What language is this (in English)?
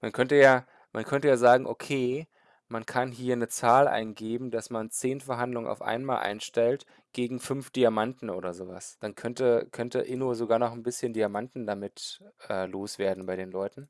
German